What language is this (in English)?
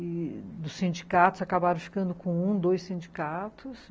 Portuguese